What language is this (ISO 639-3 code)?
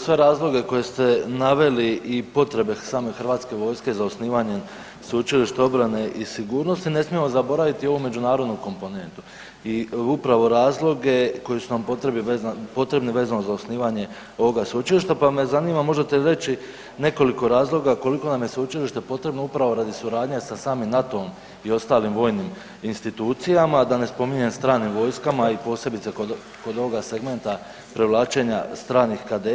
hrv